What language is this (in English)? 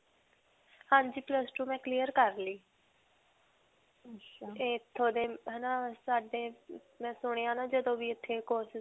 Punjabi